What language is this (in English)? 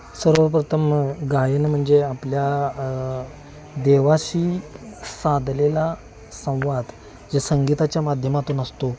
Marathi